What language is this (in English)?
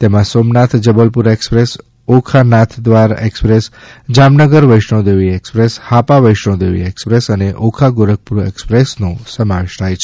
Gujarati